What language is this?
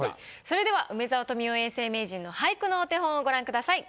Japanese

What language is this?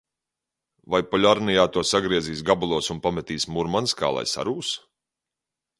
Latvian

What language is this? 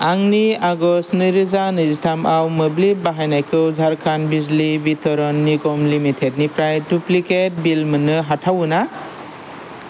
Bodo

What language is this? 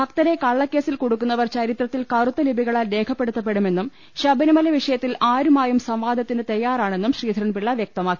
Malayalam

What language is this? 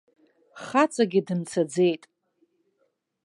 Abkhazian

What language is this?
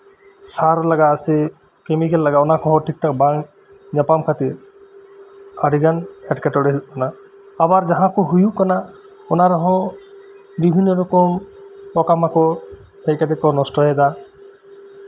Santali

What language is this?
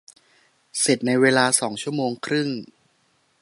Thai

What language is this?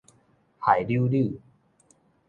Min Nan Chinese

